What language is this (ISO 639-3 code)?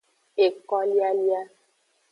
ajg